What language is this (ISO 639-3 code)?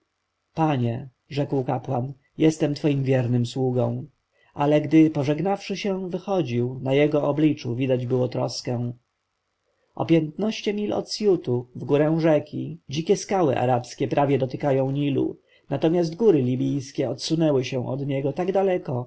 pol